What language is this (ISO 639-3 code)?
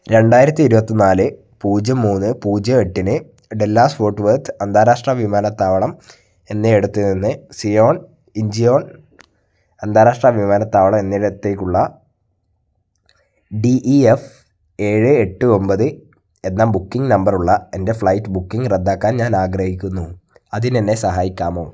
mal